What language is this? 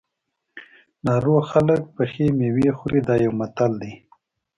Pashto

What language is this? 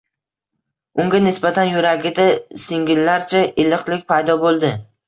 Uzbek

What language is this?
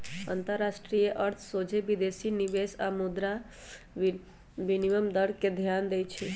Magahi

